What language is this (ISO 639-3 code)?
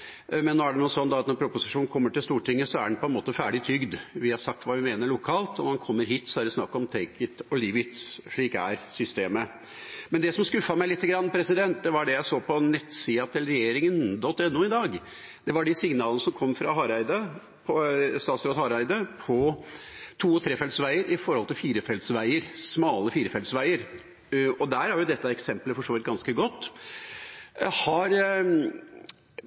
nno